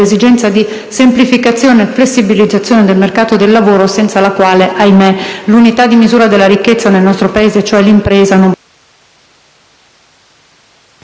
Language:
Italian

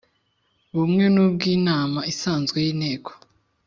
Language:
Kinyarwanda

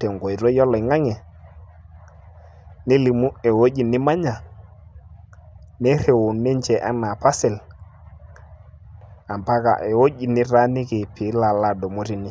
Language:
Masai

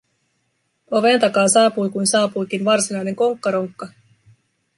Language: Finnish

